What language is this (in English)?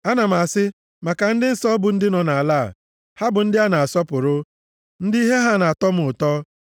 Igbo